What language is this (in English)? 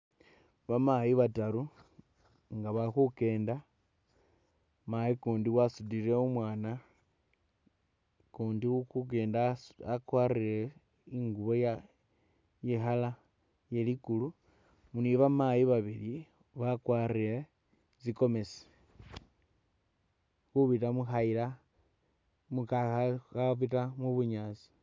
Masaaba